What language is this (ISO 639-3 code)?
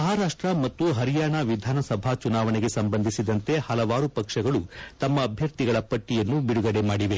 kan